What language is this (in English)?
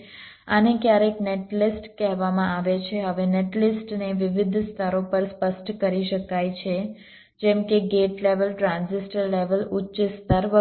Gujarati